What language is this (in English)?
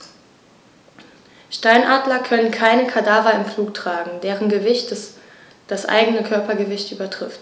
German